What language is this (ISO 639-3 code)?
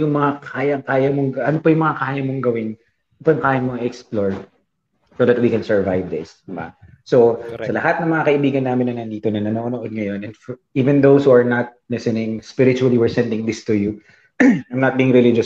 fil